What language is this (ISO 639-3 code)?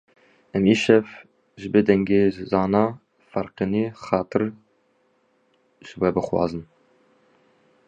kur